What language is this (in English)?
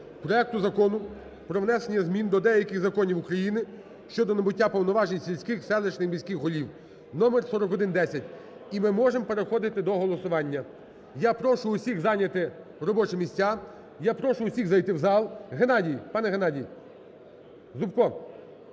Ukrainian